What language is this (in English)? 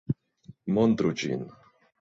Esperanto